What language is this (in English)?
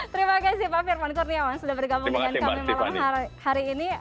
Indonesian